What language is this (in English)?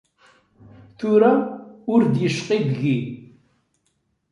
Kabyle